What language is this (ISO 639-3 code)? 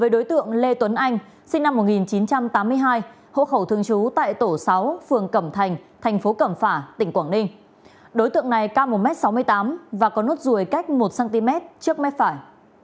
vie